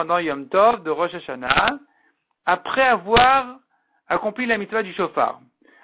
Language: French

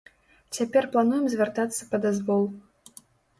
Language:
Belarusian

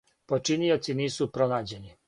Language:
Serbian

